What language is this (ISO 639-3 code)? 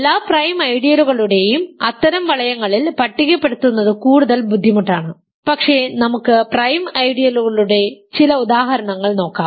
mal